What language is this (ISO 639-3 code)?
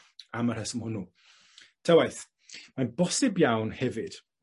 cym